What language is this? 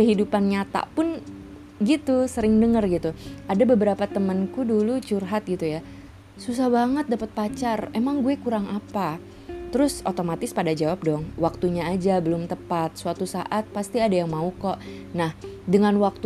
Indonesian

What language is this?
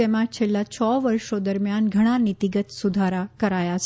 Gujarati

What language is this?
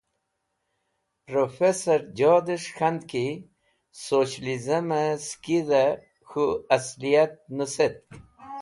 Wakhi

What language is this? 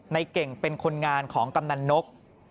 Thai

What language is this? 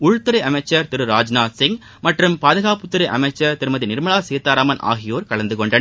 Tamil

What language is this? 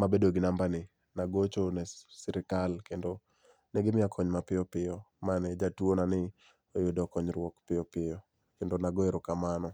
Luo (Kenya and Tanzania)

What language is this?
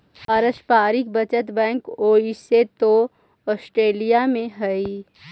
Magahi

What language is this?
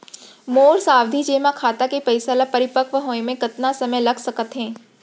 Chhattisgarhi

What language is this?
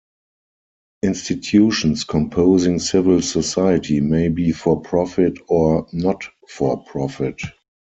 English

